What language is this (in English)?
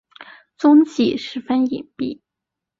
Chinese